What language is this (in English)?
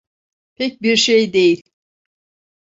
Turkish